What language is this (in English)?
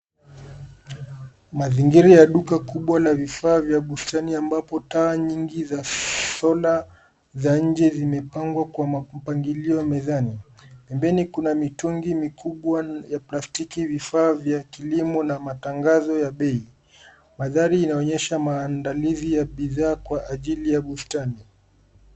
Swahili